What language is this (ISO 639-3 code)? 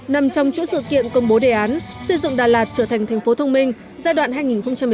vie